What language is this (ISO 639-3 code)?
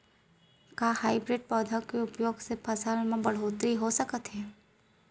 hne